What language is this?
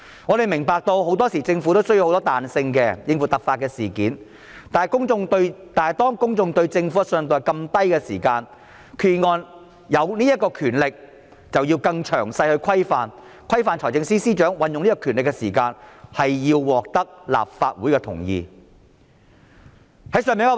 Cantonese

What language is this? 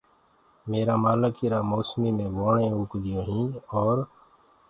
Gurgula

